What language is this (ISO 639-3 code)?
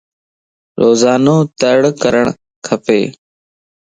lss